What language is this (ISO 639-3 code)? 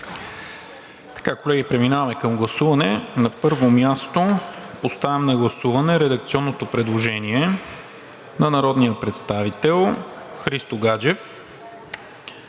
bul